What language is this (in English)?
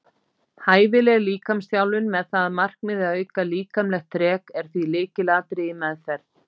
Icelandic